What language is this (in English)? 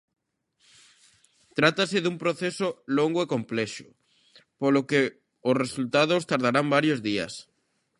Galician